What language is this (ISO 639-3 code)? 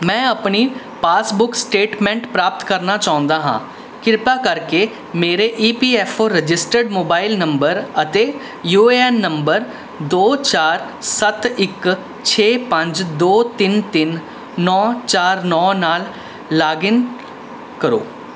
pan